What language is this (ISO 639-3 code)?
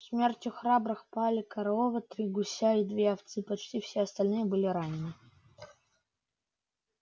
rus